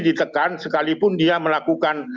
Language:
Indonesian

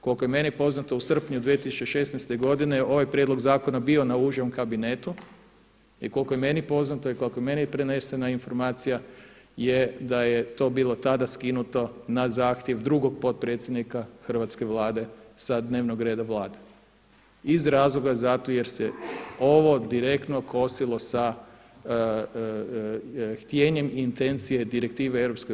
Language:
Croatian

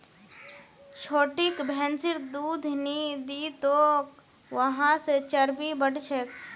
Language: Magahi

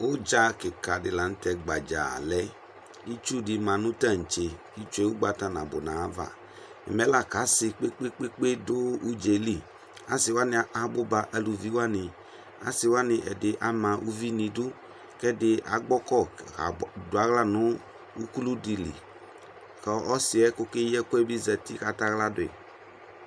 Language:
Ikposo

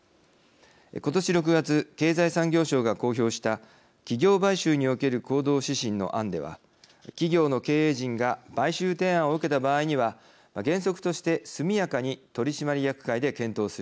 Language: Japanese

